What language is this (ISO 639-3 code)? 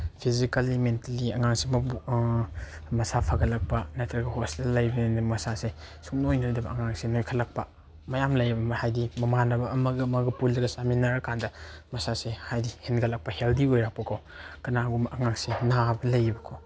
mni